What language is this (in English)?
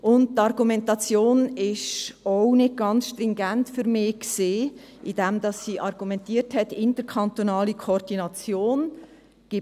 Swiss German